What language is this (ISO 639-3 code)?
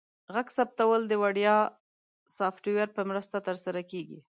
pus